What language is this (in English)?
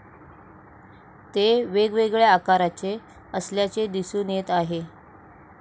Marathi